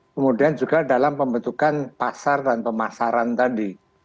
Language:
Indonesian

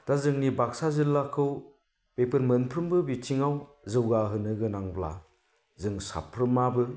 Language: Bodo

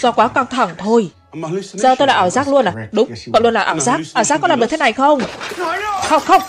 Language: Vietnamese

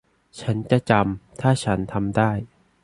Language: Thai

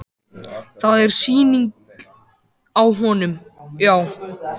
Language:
Icelandic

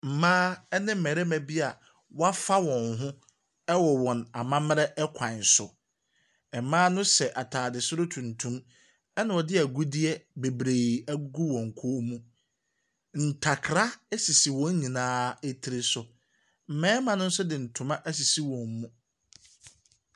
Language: Akan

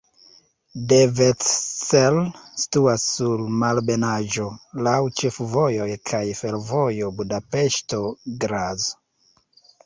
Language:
Esperanto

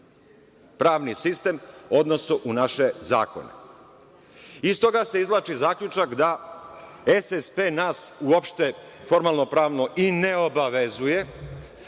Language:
Serbian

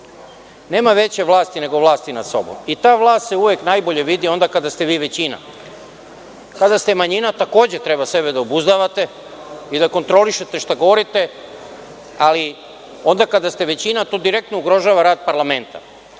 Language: Serbian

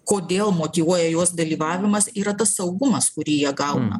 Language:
Lithuanian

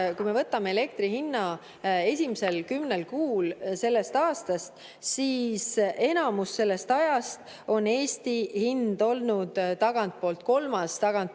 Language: Estonian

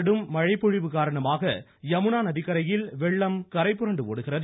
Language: Tamil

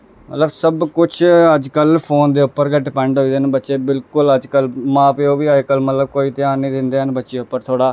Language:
Dogri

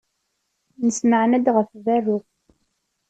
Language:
Kabyle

